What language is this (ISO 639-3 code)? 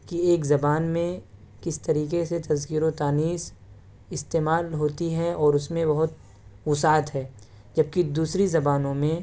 urd